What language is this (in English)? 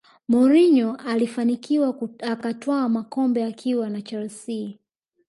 Swahili